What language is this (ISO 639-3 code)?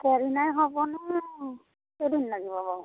asm